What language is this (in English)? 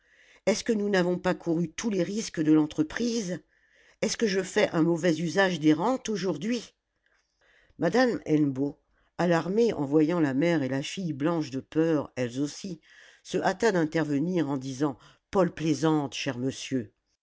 French